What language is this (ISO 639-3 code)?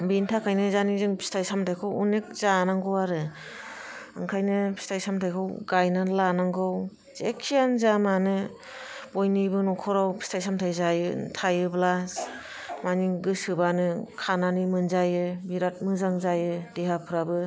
brx